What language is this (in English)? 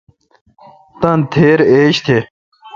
Kalkoti